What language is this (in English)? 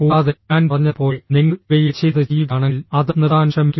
Malayalam